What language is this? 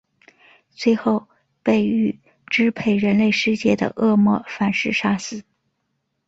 Chinese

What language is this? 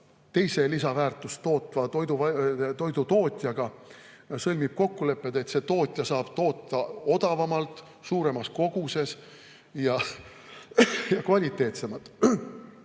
Estonian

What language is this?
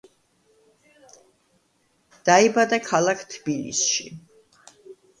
Georgian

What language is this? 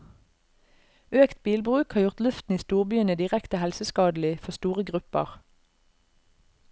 Norwegian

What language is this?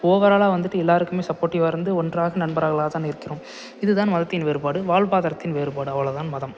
Tamil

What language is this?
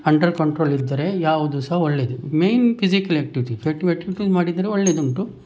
Kannada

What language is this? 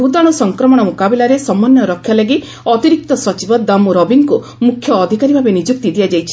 Odia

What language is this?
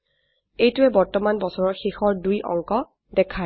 Assamese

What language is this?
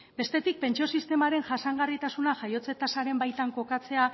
Basque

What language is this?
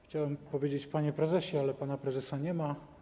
Polish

